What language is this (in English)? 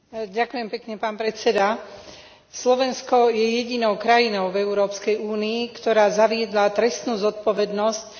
Slovak